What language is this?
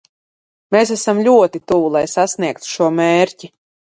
Latvian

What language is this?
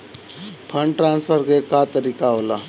Bhojpuri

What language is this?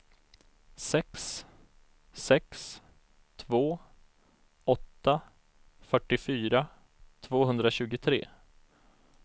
Swedish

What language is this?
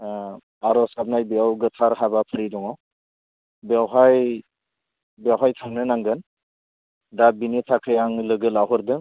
Bodo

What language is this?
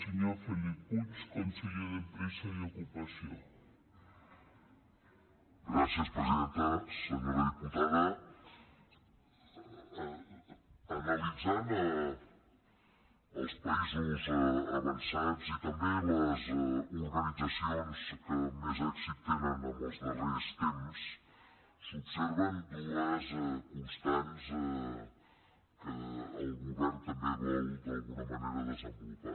Catalan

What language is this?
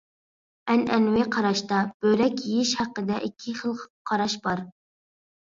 Uyghur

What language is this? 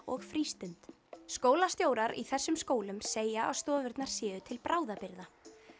Icelandic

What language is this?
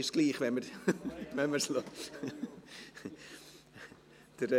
Swiss German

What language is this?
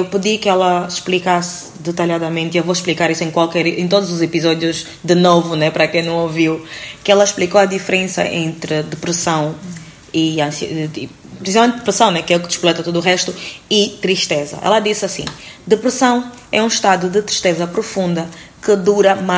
Portuguese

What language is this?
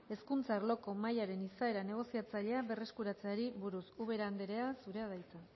Basque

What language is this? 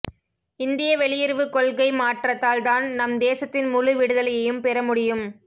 Tamil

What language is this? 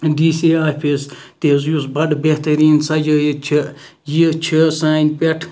Kashmiri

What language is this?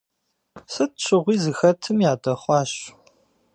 Kabardian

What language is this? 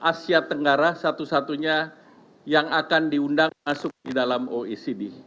Indonesian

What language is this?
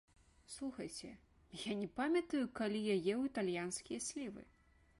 Belarusian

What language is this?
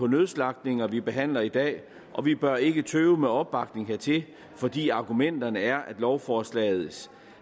Danish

